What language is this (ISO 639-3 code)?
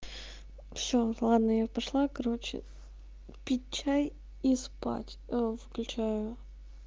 rus